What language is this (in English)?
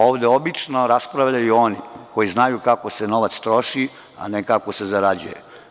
Serbian